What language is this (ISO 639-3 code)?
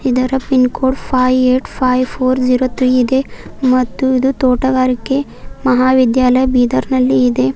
kan